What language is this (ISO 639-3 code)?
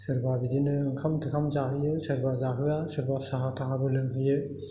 brx